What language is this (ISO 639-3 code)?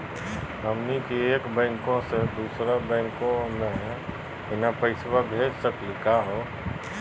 mag